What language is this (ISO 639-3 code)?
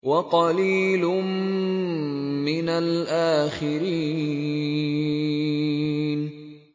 ara